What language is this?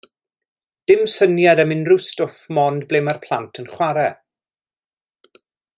Welsh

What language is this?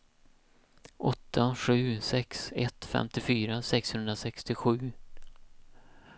Swedish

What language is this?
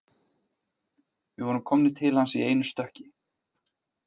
Icelandic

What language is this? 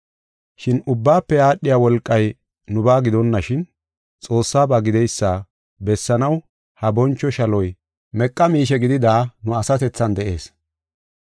Gofa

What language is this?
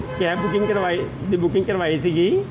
Punjabi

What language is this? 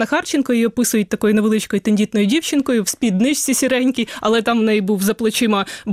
Ukrainian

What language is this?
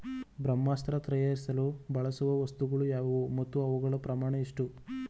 Kannada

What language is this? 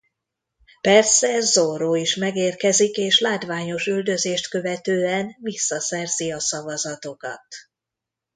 Hungarian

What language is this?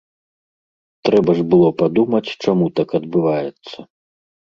Belarusian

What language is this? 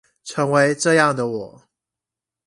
Chinese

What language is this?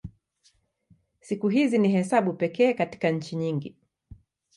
Swahili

